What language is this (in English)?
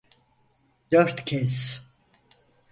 Turkish